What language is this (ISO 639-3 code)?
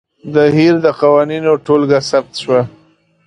pus